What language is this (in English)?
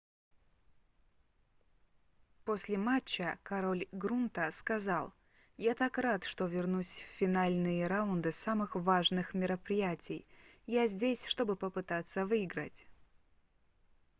Russian